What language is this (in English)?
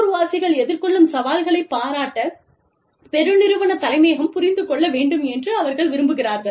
Tamil